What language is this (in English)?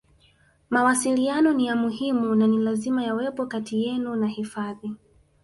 Swahili